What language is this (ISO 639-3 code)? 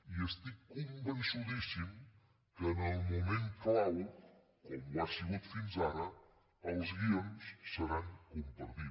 cat